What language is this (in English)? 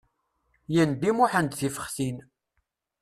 Kabyle